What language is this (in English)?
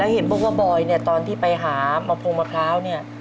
Thai